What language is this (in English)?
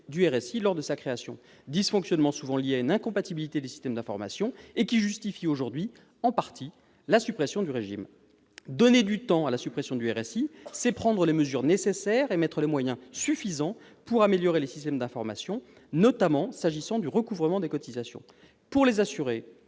French